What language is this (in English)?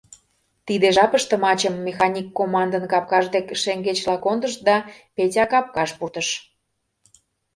Mari